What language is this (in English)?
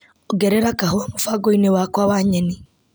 Kikuyu